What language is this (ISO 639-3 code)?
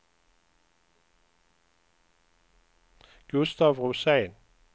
swe